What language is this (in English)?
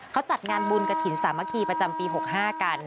Thai